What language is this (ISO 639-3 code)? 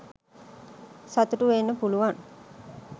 sin